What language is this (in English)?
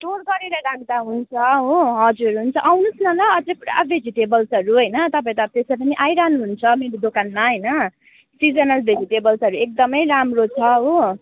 Nepali